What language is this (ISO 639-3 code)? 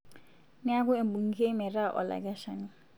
mas